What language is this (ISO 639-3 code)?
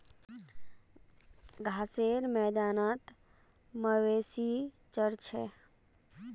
mag